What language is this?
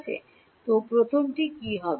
Bangla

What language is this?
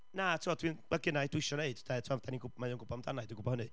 Welsh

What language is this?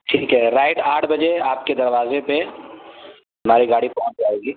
Urdu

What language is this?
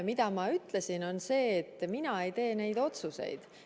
Estonian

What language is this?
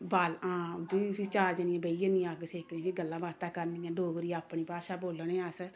Dogri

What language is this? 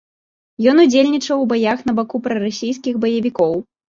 Belarusian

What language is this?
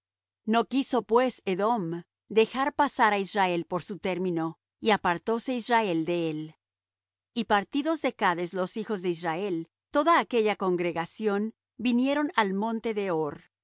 Spanish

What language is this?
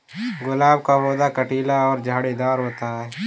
Hindi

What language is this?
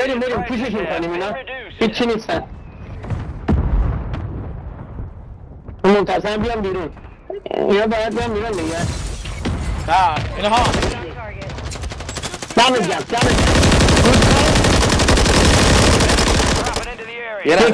Persian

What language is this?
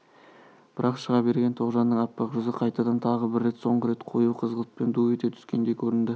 Kazakh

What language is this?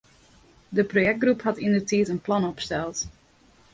Western Frisian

